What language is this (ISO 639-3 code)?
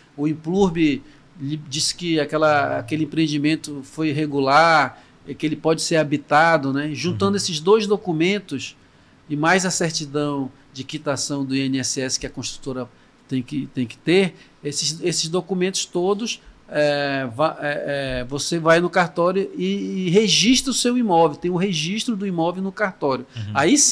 por